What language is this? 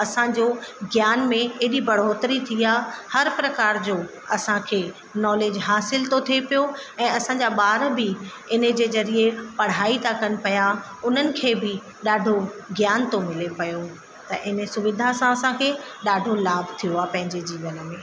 Sindhi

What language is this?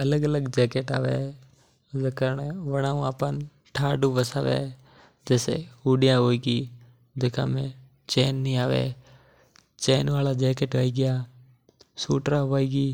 Mewari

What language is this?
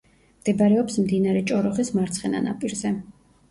Georgian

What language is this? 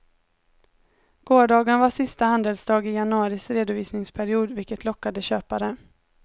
Swedish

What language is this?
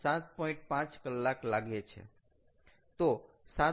Gujarati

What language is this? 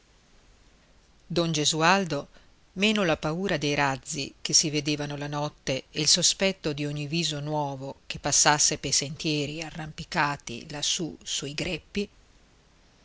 Italian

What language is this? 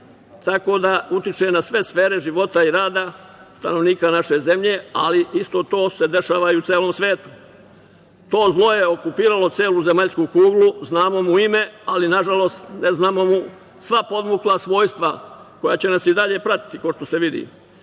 Serbian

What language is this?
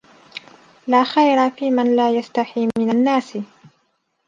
Arabic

